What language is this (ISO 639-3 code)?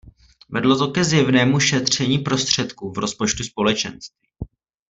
ces